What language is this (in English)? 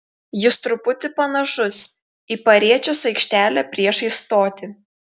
Lithuanian